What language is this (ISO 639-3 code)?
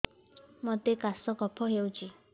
ori